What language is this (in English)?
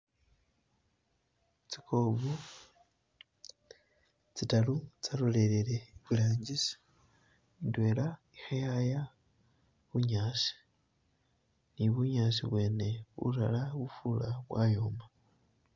Masaaba